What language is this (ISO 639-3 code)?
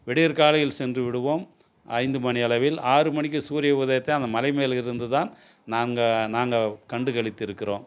tam